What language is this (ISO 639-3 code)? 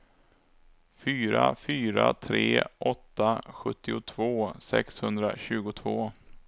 swe